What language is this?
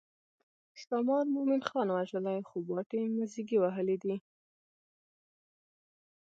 Pashto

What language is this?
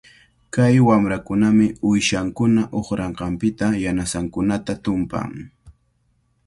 Cajatambo North Lima Quechua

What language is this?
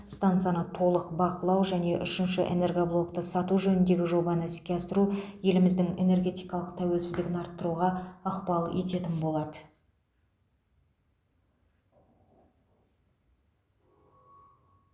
Kazakh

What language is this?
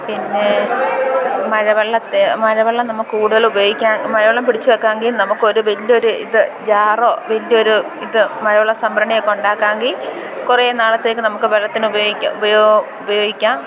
Malayalam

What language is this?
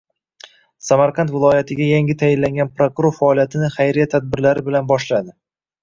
Uzbek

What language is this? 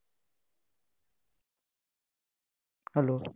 Assamese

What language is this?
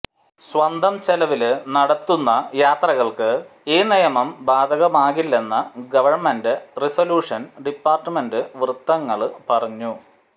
Malayalam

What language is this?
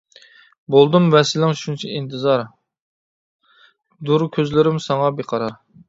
Uyghur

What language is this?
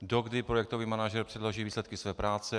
Czech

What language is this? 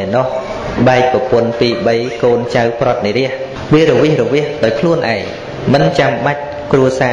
Vietnamese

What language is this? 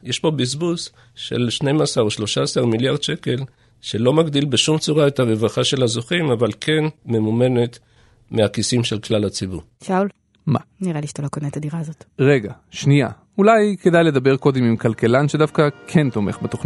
Hebrew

